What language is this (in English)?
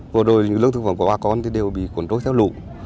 Vietnamese